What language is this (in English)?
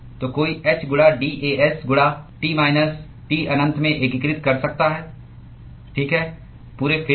Hindi